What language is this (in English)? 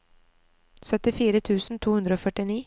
Norwegian